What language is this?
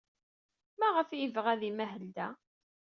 Kabyle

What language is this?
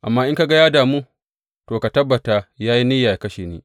Hausa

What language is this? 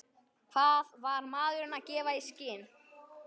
Icelandic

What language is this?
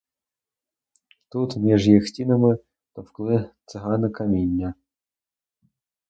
Ukrainian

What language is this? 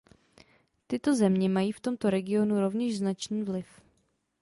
Czech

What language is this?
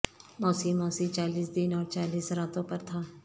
Urdu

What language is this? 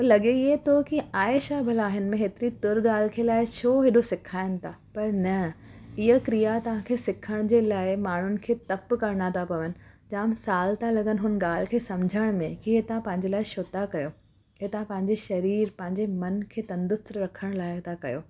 Sindhi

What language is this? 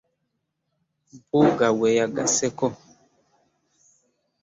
Ganda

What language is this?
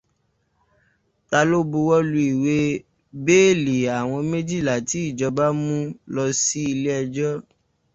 Yoruba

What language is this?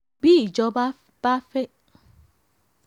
Yoruba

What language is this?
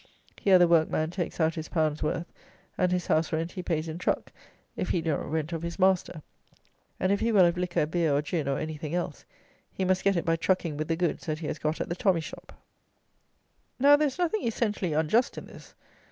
English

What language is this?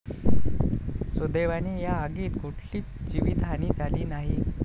Marathi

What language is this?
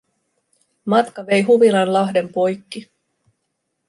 Finnish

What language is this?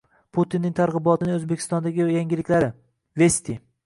Uzbek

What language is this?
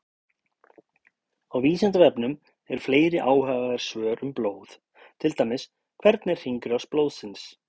Icelandic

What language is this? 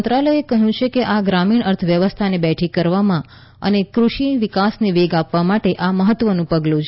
Gujarati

